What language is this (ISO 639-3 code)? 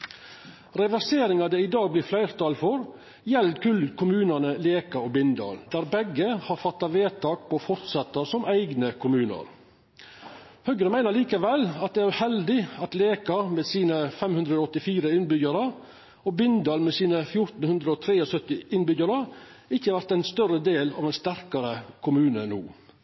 nno